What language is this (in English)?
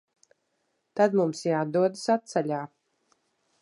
Latvian